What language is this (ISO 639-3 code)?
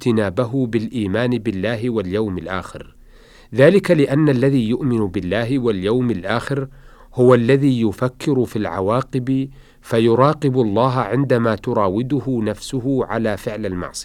ara